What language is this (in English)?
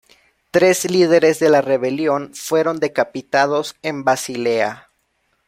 Spanish